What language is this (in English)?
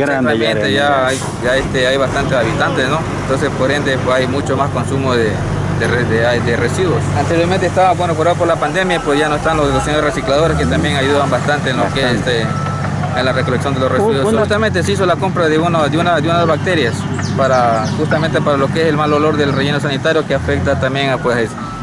Spanish